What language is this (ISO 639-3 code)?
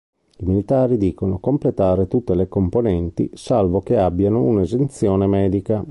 ita